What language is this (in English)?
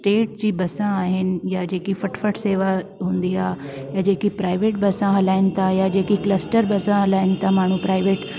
Sindhi